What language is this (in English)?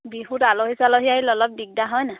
Assamese